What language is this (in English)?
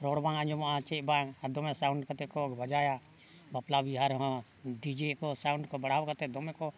Santali